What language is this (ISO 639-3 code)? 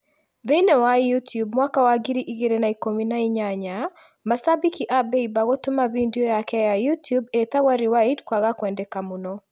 kik